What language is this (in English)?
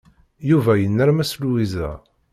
Kabyle